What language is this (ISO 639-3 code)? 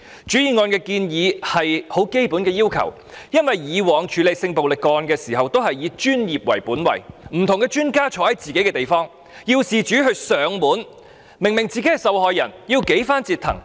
yue